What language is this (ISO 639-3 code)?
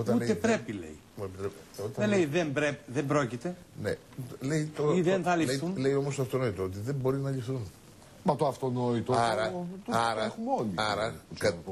ell